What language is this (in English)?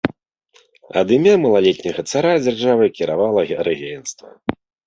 Belarusian